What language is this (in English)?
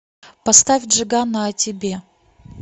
Russian